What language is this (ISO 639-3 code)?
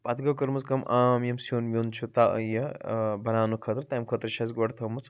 kas